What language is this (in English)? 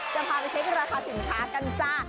Thai